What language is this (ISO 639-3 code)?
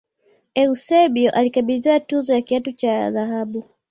swa